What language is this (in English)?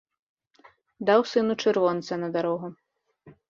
Belarusian